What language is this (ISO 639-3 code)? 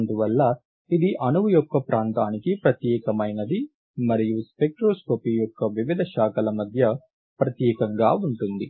tel